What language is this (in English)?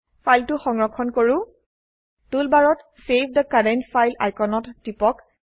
Assamese